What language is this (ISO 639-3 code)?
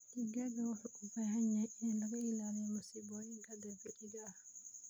som